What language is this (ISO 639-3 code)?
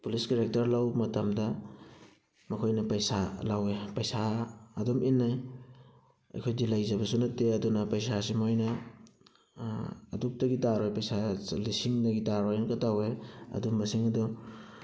mni